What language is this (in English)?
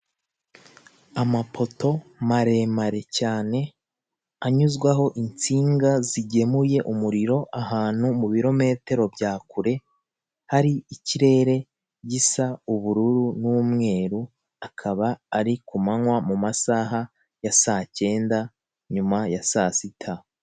Kinyarwanda